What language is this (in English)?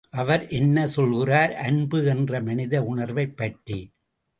Tamil